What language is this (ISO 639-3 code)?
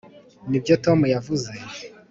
kin